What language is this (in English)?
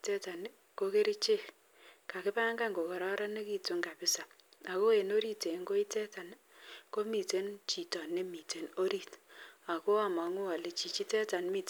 Kalenjin